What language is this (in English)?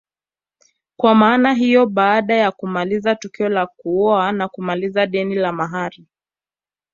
Swahili